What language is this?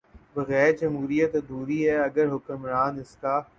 Urdu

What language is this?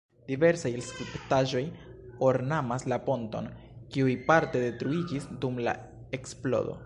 Esperanto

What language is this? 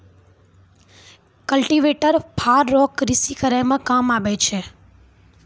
Maithili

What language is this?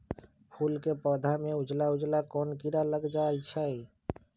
Magahi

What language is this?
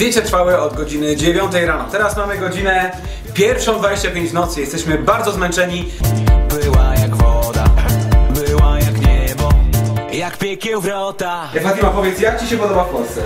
Polish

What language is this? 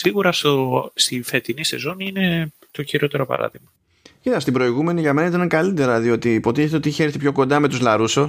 Greek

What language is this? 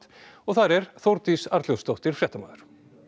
Icelandic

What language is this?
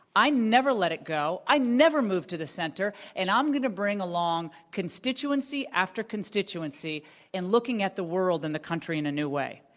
English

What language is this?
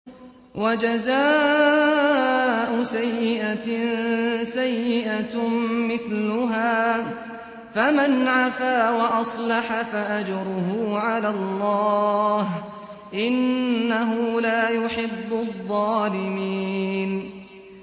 Arabic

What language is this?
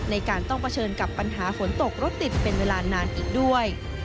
Thai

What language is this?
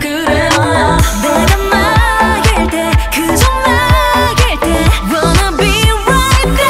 Korean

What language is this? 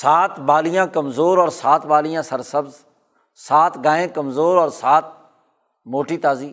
Urdu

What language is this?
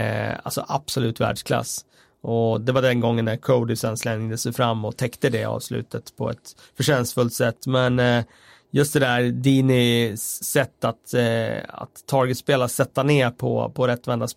Swedish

